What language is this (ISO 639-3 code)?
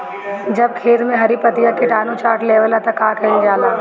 bho